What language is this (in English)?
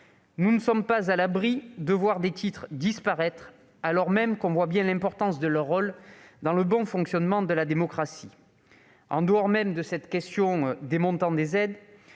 French